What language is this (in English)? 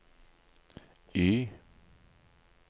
Norwegian